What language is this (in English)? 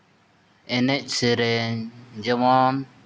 Santali